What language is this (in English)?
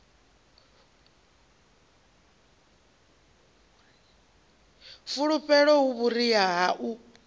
Venda